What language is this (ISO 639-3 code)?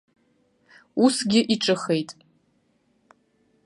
abk